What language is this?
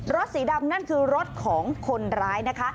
Thai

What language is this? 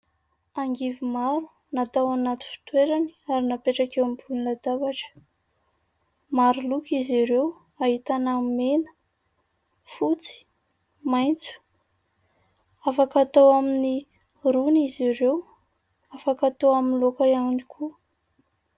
Malagasy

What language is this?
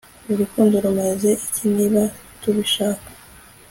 Kinyarwanda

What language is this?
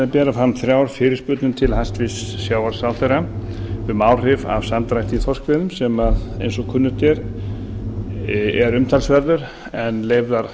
Icelandic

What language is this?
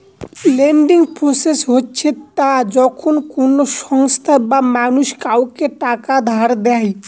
Bangla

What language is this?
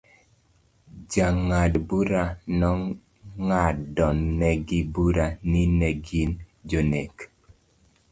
Luo (Kenya and Tanzania)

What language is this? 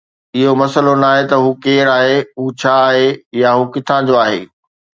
Sindhi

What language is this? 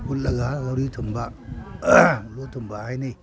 Manipuri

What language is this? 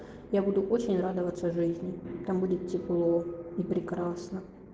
Russian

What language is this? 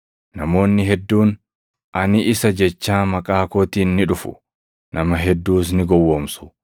Oromo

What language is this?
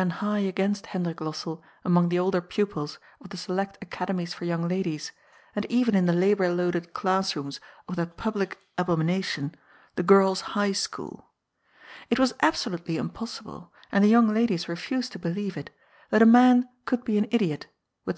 English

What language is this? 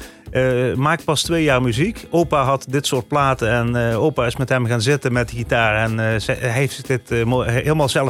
Dutch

